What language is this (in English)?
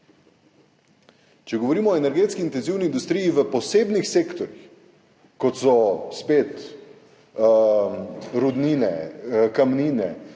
Slovenian